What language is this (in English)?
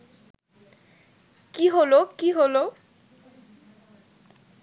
Bangla